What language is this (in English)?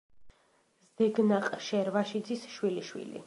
Georgian